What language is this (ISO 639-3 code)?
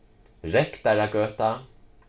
fao